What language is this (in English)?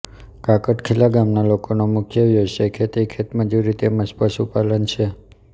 Gujarati